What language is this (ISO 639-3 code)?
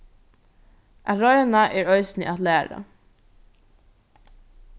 fao